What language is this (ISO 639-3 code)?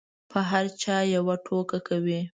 pus